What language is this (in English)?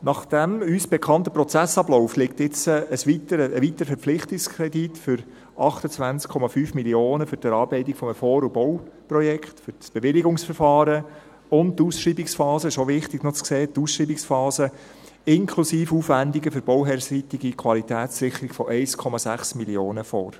Swiss German